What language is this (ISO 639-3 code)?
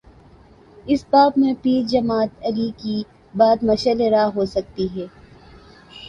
urd